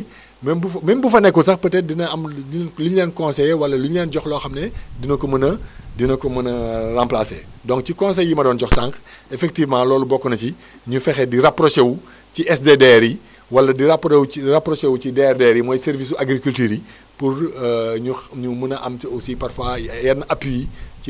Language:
Wolof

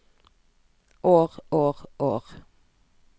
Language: Norwegian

